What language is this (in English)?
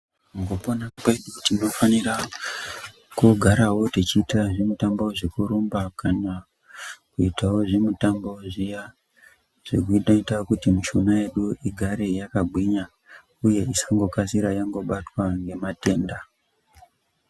Ndau